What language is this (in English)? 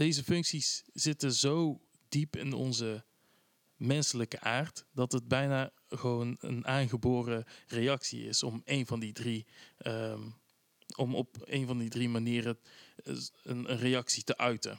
Dutch